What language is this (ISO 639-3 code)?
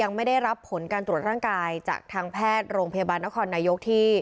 tha